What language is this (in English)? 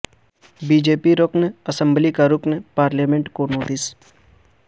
Urdu